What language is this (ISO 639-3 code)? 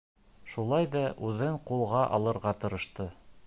bak